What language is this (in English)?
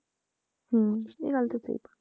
Punjabi